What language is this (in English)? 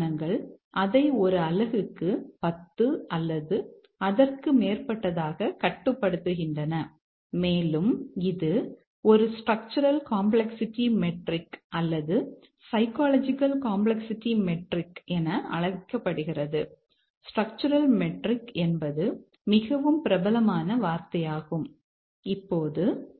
Tamil